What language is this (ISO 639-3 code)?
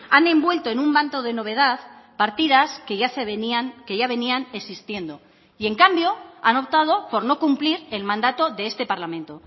spa